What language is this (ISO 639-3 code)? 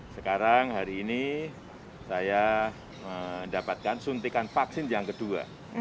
ind